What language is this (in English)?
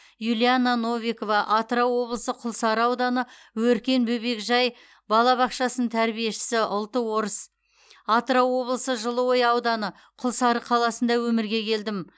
Kazakh